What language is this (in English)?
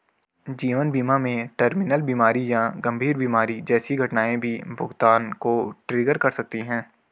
Hindi